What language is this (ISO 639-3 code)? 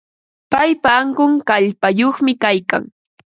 qva